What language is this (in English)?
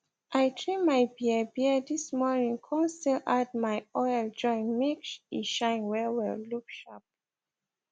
Nigerian Pidgin